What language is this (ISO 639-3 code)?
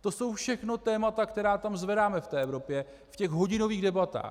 ces